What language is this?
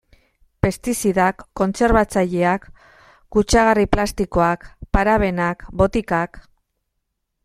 Basque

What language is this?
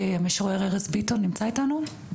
Hebrew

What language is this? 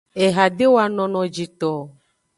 Aja (Benin)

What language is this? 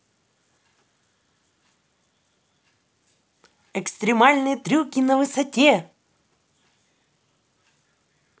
Russian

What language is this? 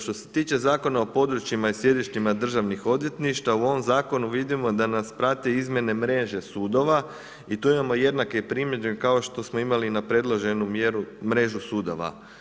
Croatian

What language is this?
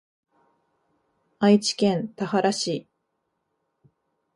Japanese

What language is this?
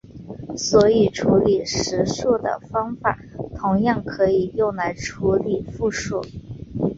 Chinese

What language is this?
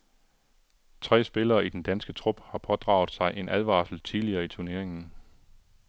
Danish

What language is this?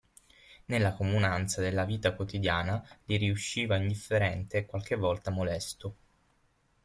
Italian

